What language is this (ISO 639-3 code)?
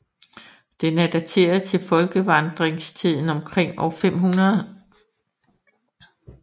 dan